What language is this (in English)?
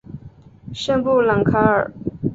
Chinese